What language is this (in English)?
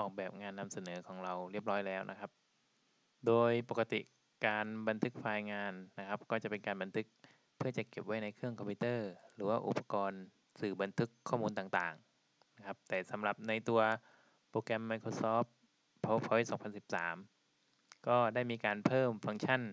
Thai